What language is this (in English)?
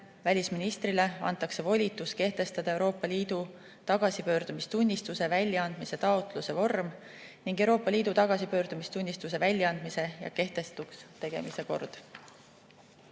Estonian